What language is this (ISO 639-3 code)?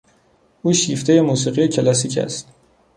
fas